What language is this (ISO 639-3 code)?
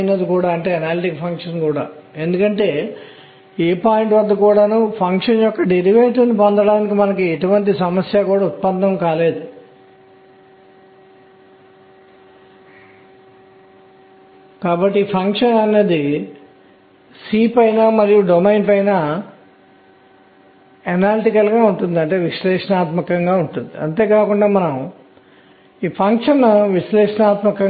tel